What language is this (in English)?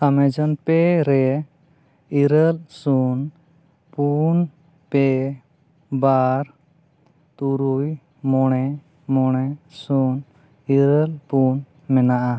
Santali